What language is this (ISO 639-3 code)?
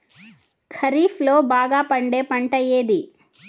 tel